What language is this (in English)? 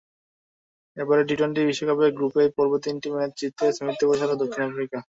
Bangla